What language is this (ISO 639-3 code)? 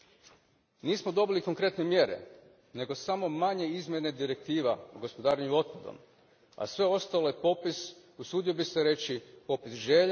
hrv